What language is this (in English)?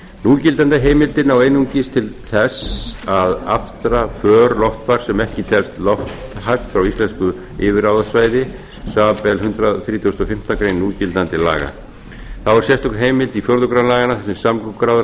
Icelandic